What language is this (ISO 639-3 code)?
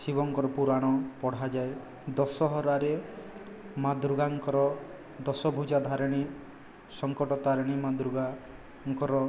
ori